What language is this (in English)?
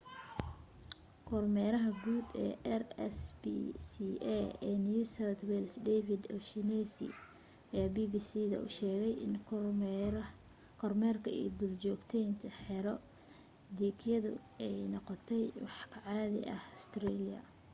Somali